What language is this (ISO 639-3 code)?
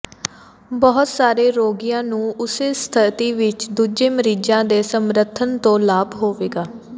pan